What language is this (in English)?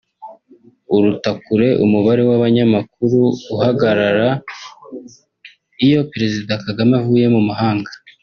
Kinyarwanda